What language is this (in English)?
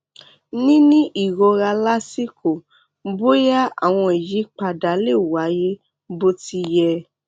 Yoruba